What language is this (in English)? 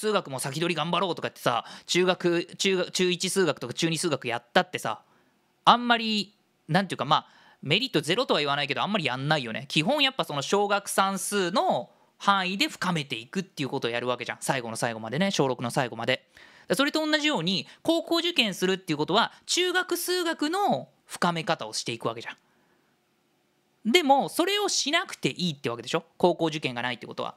Japanese